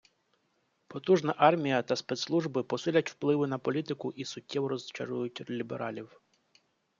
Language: Ukrainian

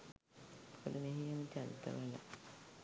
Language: Sinhala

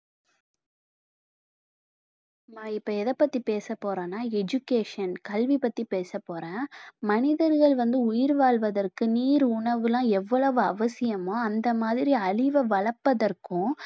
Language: Tamil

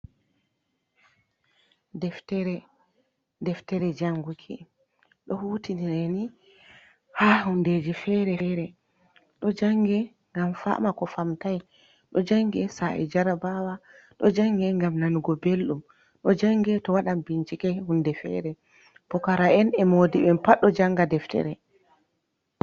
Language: Fula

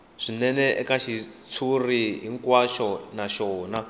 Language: Tsonga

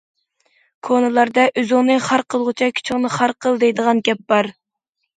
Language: Uyghur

